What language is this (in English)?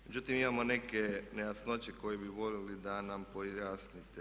Croatian